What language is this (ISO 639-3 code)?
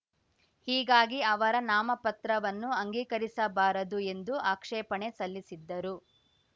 kan